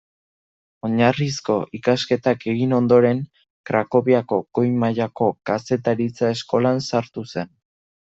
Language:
Basque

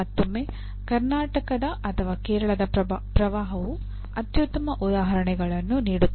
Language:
Kannada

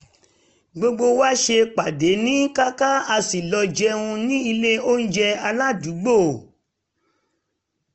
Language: Yoruba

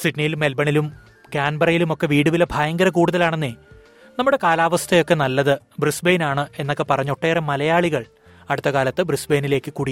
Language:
Malayalam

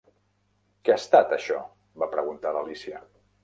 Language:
Catalan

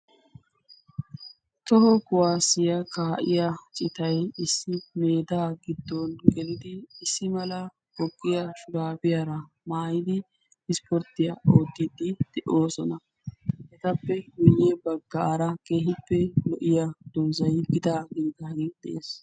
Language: Wolaytta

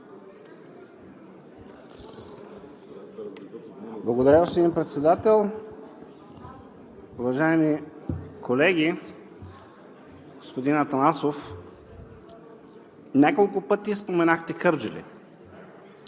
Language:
Bulgarian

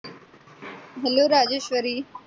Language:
Marathi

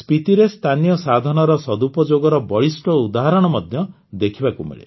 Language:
Odia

